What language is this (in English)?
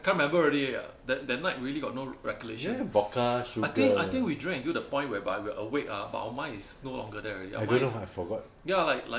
English